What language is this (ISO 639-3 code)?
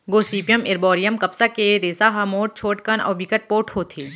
hne